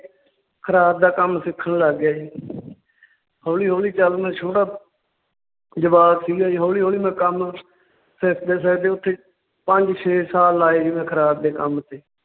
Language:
Punjabi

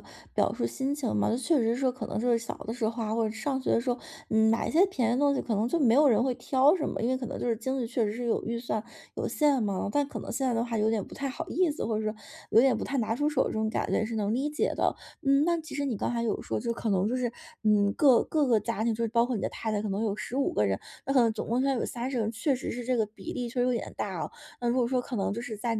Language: Chinese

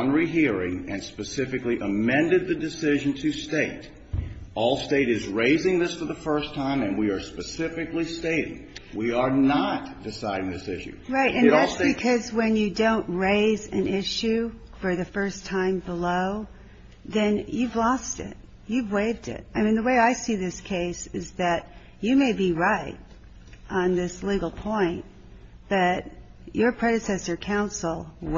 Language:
English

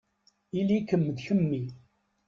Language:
Kabyle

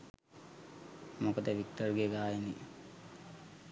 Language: Sinhala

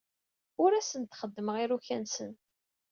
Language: Kabyle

